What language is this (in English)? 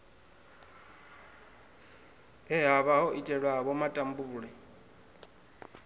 Venda